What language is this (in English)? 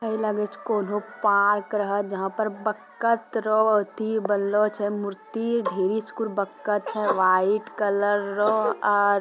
Magahi